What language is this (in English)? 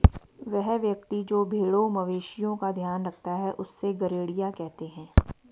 Hindi